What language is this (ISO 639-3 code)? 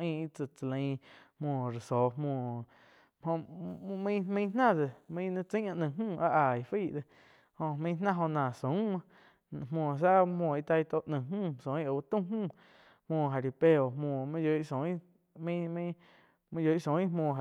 chq